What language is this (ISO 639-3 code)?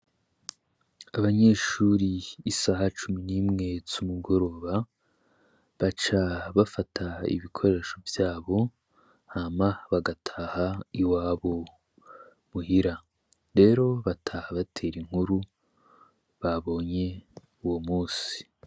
run